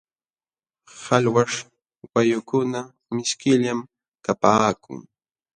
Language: Jauja Wanca Quechua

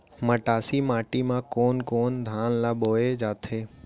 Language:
Chhattisgarhi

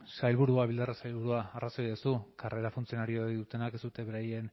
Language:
Basque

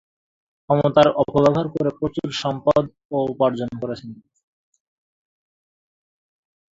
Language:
Bangla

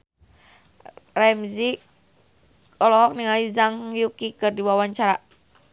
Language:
Sundanese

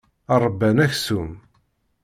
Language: Kabyle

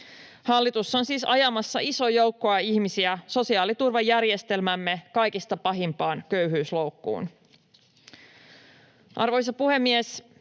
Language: Finnish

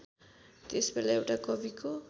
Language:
Nepali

